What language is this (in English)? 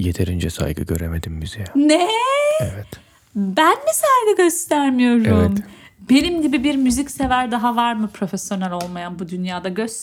Turkish